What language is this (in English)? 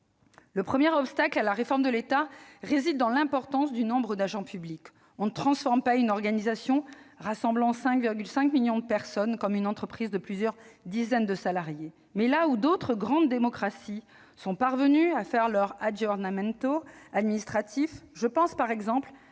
French